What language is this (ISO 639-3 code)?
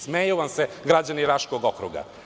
srp